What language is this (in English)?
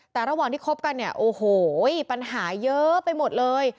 Thai